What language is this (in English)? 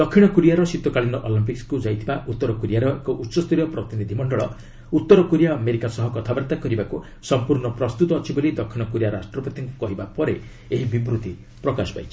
Odia